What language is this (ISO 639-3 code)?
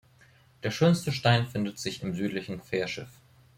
deu